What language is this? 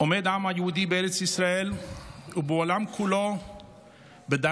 Hebrew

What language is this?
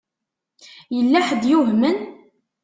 Kabyle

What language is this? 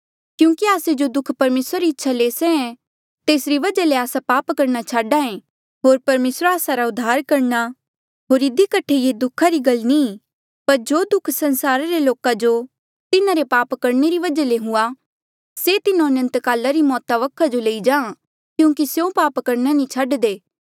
Mandeali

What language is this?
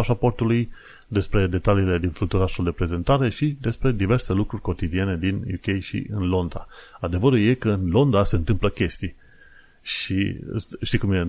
Romanian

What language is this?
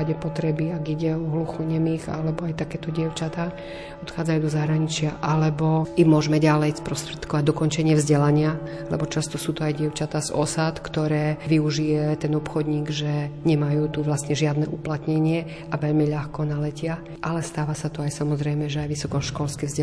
Slovak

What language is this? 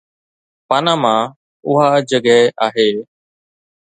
Sindhi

